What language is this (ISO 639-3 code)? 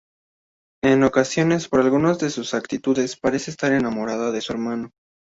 spa